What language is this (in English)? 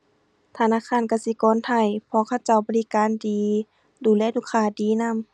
Thai